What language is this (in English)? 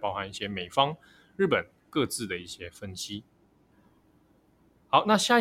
Chinese